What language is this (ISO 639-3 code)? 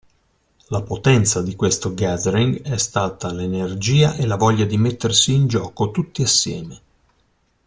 ita